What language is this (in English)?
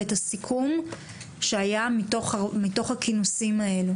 Hebrew